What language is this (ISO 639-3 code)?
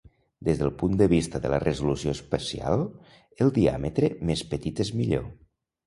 cat